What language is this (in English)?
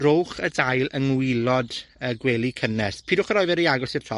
Welsh